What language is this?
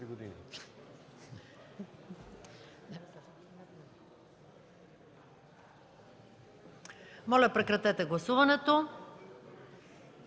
Bulgarian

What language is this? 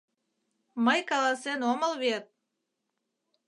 Mari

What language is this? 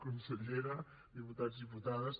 Catalan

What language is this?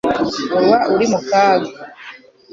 Kinyarwanda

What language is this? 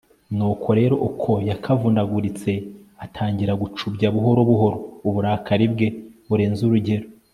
Kinyarwanda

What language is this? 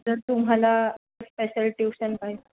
Marathi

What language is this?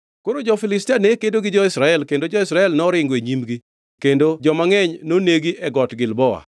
Luo (Kenya and Tanzania)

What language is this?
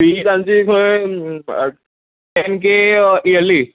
Konkani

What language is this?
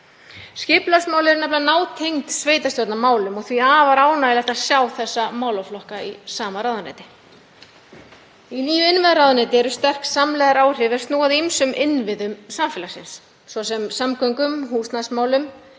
Icelandic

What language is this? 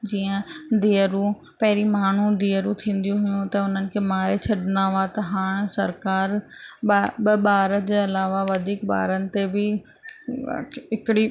Sindhi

